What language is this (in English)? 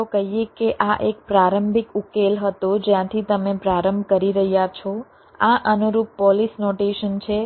Gujarati